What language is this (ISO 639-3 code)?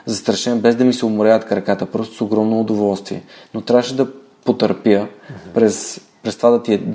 bul